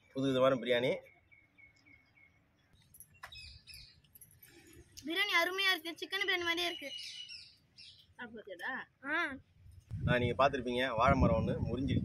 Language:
Indonesian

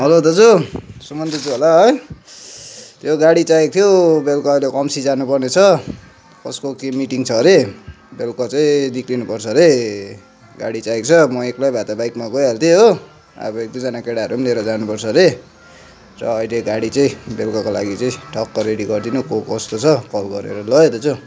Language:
Nepali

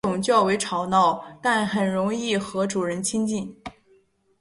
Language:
Chinese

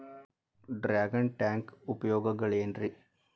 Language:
Kannada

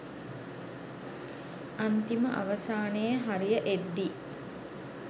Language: Sinhala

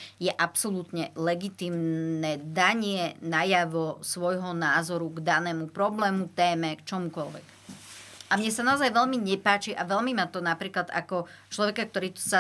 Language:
Slovak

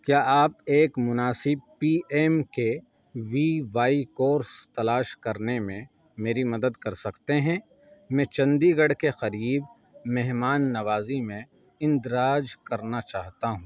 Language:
Urdu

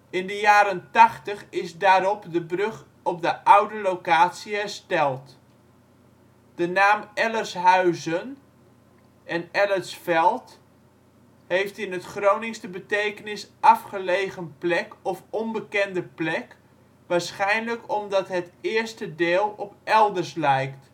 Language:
Dutch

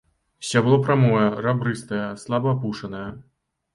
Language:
Belarusian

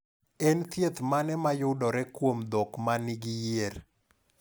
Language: Luo (Kenya and Tanzania)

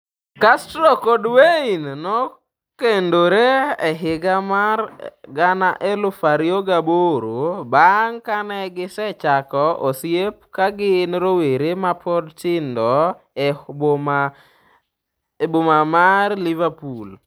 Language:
Luo (Kenya and Tanzania)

